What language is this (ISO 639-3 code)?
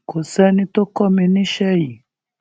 yor